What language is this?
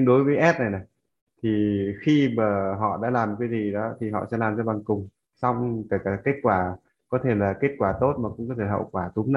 Vietnamese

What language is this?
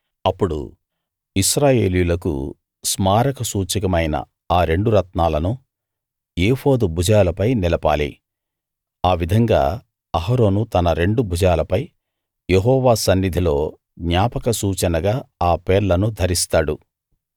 Telugu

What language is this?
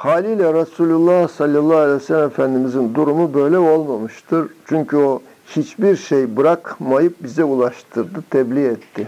Turkish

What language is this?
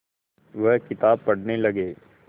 Hindi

